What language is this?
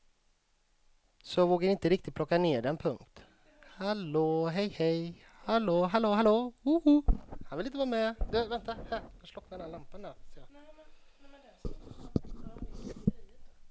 Swedish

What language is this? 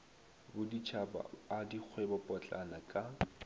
Northern Sotho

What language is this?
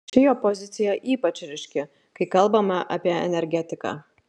Lithuanian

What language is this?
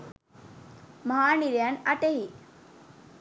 Sinhala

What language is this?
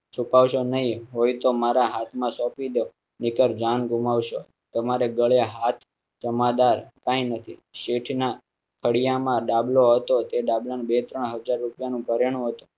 Gujarati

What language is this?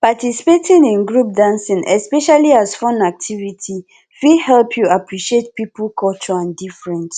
Nigerian Pidgin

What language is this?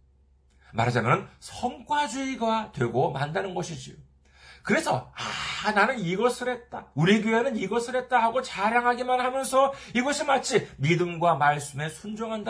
Korean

